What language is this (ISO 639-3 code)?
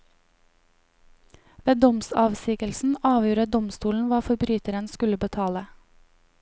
nor